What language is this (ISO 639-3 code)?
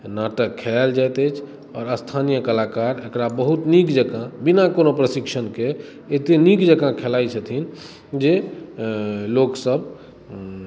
mai